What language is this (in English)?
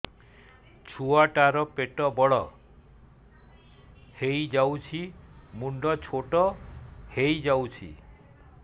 Odia